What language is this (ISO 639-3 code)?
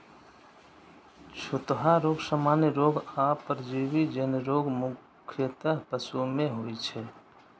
mai